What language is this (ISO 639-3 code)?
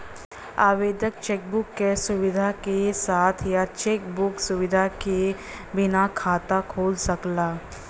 bho